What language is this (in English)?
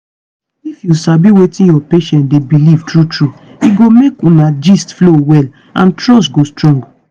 Nigerian Pidgin